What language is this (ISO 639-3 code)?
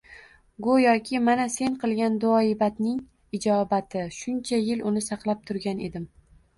uzb